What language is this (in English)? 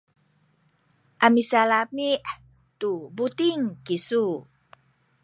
Sakizaya